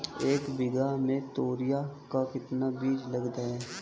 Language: Hindi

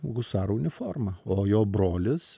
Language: Lithuanian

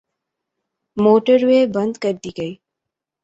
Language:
Urdu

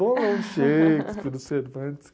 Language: Portuguese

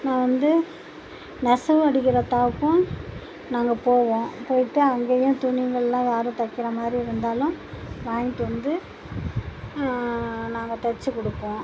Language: Tamil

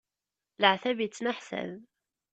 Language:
Kabyle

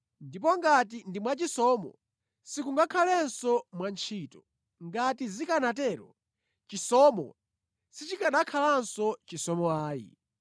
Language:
Nyanja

